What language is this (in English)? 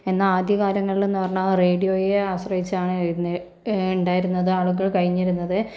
Malayalam